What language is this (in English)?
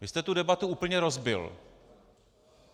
Czech